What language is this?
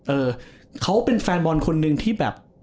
Thai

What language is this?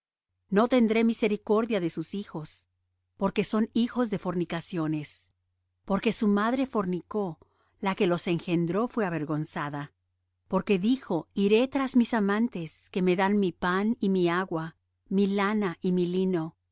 Spanish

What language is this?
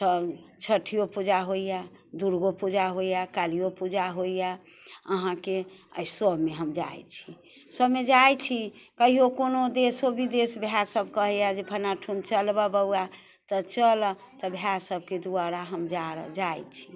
Maithili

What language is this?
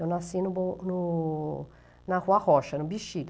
Portuguese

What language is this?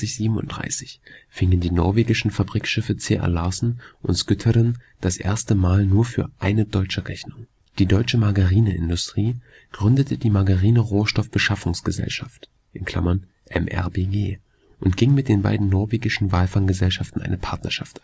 German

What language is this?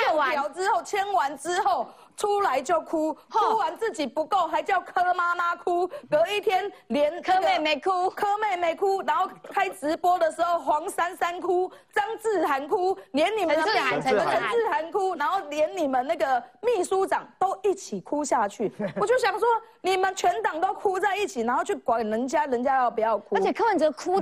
Chinese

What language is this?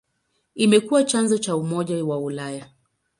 Swahili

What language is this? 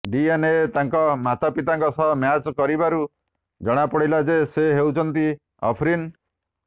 Odia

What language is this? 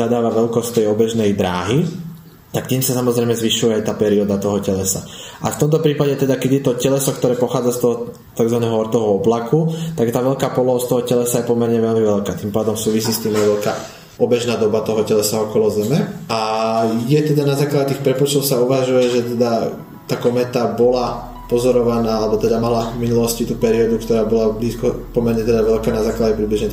Slovak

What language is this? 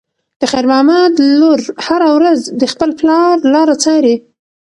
Pashto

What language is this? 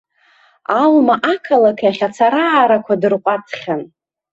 Abkhazian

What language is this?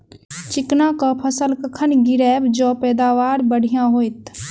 Maithili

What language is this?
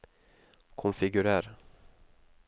Norwegian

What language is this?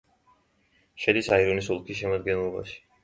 Georgian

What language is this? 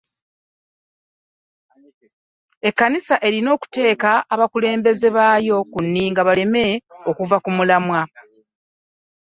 Ganda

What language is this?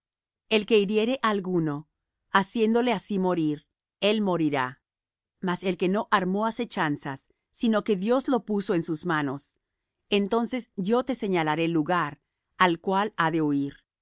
Spanish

